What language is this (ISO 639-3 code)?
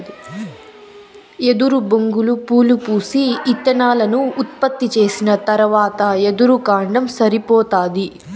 tel